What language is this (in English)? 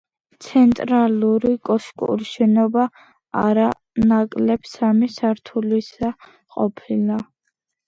Georgian